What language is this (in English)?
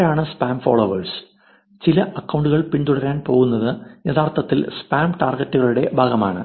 Malayalam